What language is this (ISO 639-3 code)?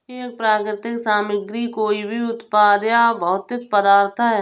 hin